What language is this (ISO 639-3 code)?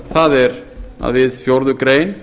isl